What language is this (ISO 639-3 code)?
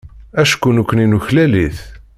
kab